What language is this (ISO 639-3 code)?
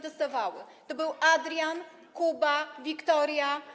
pol